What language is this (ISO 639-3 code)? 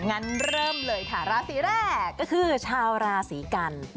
tha